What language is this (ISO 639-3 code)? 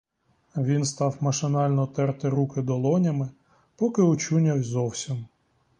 ukr